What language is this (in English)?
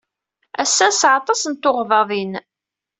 Kabyle